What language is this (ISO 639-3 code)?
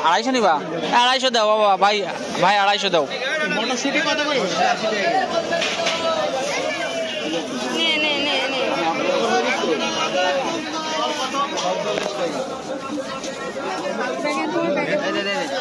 ara